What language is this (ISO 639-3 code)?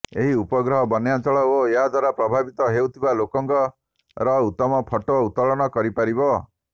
ori